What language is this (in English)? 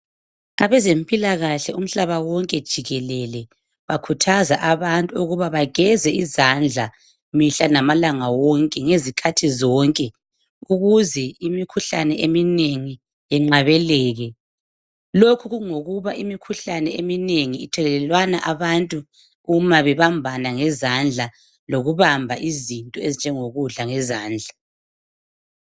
North Ndebele